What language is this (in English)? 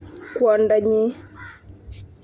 Kalenjin